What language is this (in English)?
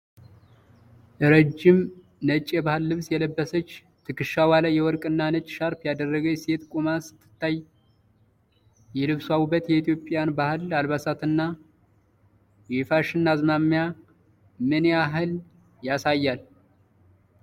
Amharic